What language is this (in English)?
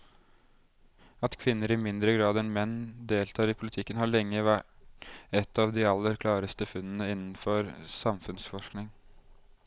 Norwegian